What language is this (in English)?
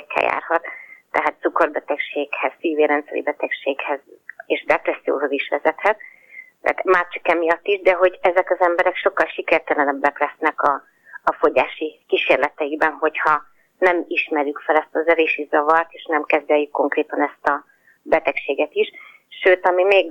Hungarian